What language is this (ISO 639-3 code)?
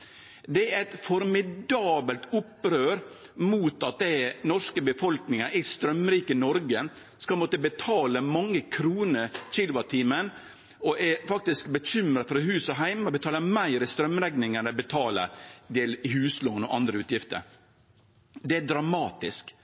nno